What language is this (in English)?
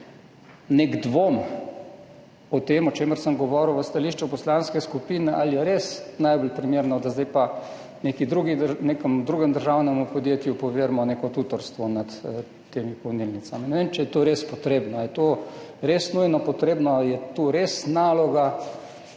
Slovenian